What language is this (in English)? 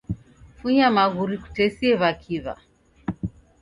Taita